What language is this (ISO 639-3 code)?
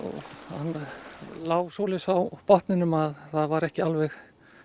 isl